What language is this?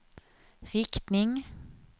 Swedish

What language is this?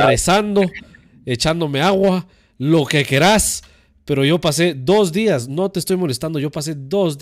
Spanish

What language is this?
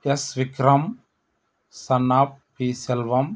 Telugu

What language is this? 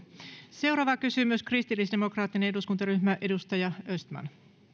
Finnish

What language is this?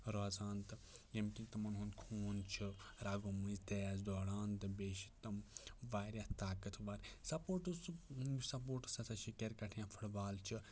Kashmiri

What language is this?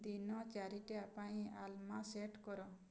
Odia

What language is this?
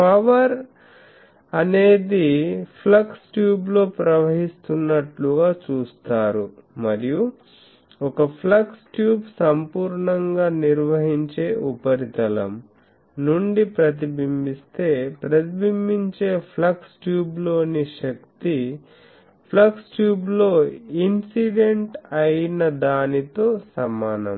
Telugu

